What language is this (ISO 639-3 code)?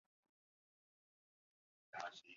zho